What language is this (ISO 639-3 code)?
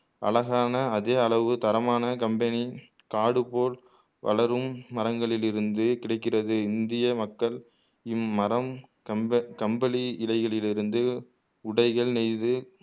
tam